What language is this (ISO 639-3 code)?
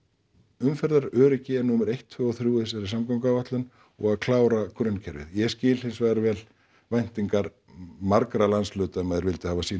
isl